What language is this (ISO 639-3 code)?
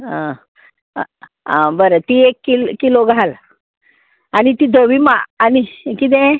kok